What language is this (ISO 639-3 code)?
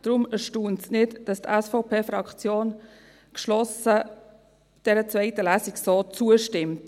gsw